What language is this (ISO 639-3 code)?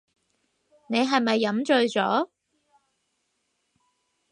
yue